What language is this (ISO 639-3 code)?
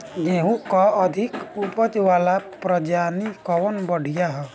bho